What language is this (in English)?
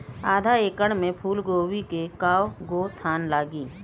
Bhojpuri